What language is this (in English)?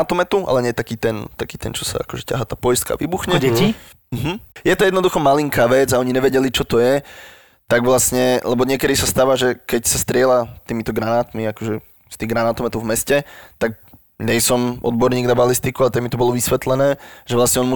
Slovak